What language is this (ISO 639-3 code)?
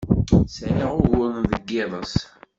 kab